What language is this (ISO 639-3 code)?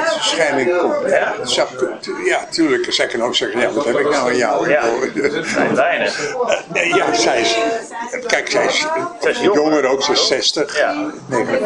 nld